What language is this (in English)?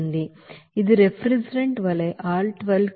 Telugu